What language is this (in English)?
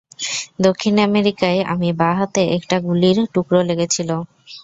Bangla